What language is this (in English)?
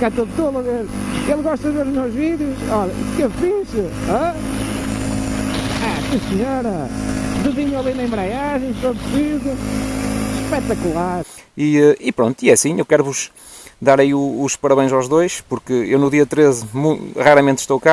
Portuguese